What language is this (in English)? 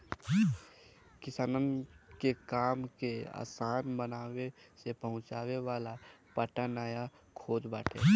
Bhojpuri